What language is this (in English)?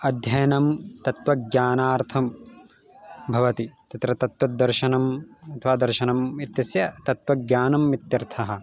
Sanskrit